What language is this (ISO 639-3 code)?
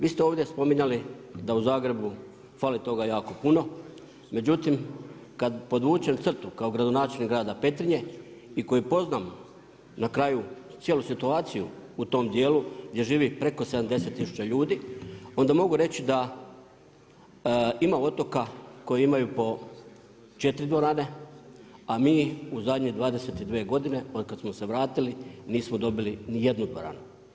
hrv